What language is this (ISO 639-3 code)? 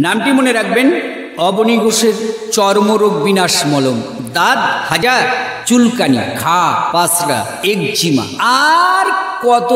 ron